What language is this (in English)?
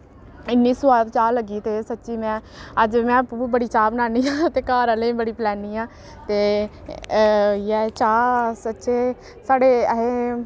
Dogri